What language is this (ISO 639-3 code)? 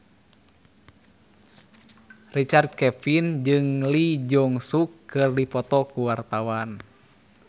sun